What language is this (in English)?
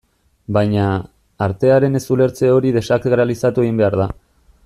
Basque